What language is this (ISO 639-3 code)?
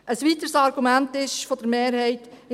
gsw